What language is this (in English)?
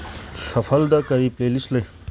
Manipuri